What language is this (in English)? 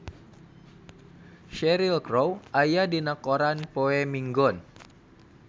Sundanese